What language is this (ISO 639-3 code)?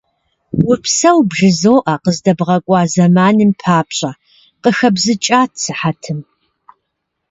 kbd